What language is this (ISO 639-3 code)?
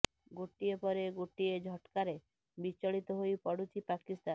ori